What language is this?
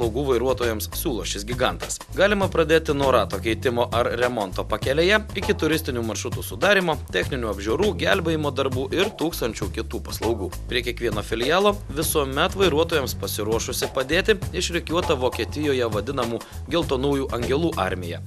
Lithuanian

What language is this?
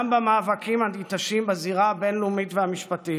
Hebrew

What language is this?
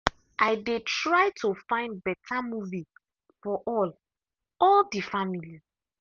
Nigerian Pidgin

